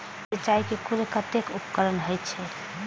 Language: Maithili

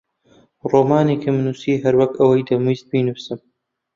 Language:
Central Kurdish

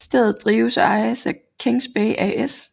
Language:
Danish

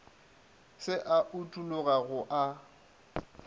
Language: Northern Sotho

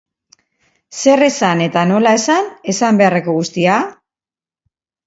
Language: Basque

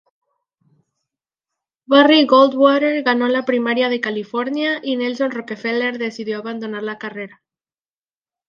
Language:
Spanish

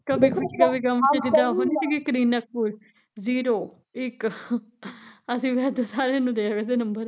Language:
Punjabi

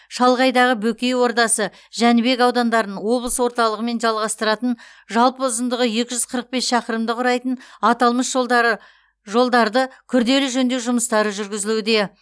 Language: Kazakh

